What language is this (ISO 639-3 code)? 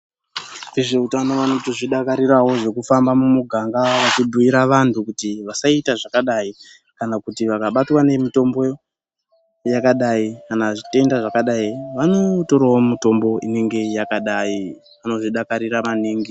ndc